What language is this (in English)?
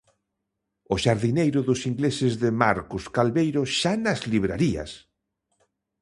Galician